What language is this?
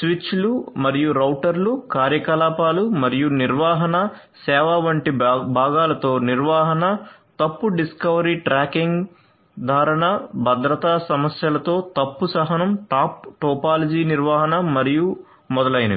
Telugu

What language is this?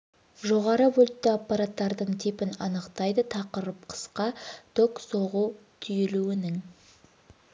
Kazakh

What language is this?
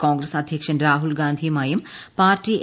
Malayalam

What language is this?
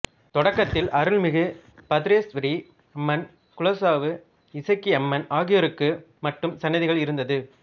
Tamil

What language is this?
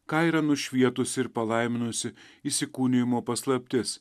Lithuanian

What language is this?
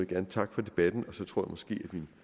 Danish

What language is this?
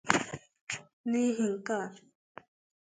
Igbo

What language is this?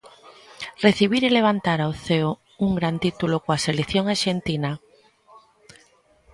Galician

